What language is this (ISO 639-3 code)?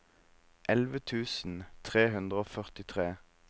nor